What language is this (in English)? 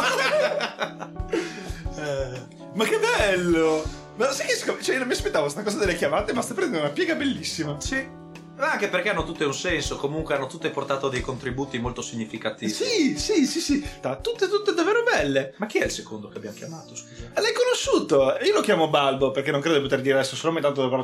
Italian